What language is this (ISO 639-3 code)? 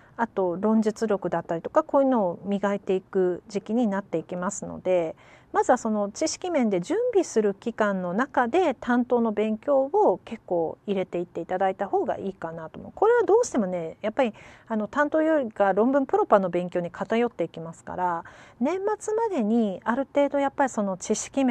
jpn